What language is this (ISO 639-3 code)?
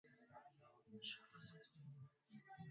swa